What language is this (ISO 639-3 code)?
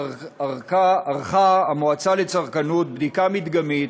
heb